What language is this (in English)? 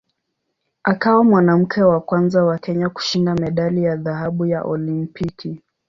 Swahili